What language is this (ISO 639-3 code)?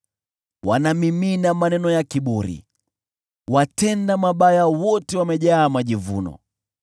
swa